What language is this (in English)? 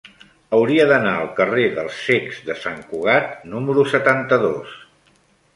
Catalan